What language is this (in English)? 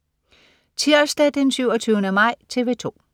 Danish